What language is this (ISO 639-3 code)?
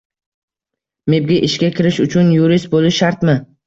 uzb